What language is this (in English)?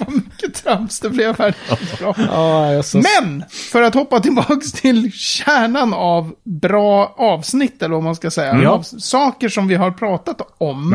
Swedish